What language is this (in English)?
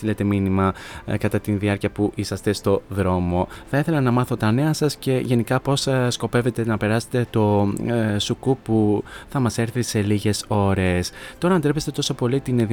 Greek